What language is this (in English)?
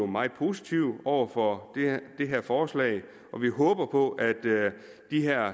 Danish